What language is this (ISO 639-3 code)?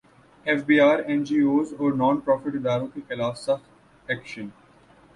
urd